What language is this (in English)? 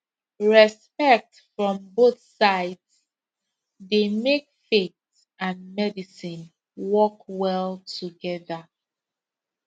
Nigerian Pidgin